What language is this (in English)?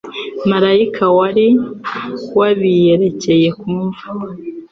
Kinyarwanda